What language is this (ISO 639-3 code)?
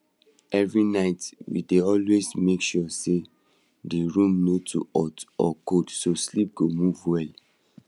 pcm